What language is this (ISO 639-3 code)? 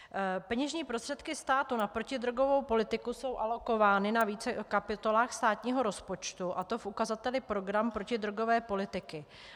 ces